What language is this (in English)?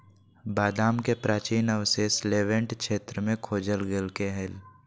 Magahi